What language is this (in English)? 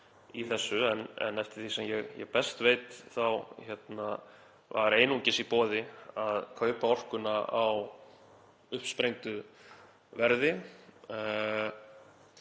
Icelandic